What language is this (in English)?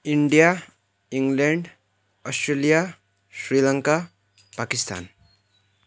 Nepali